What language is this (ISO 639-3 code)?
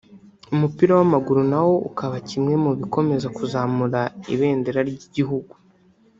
kin